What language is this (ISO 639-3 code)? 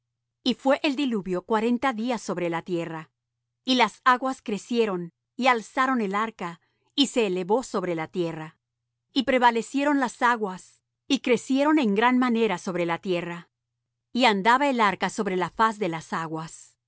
spa